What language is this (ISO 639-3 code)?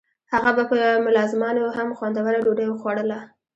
pus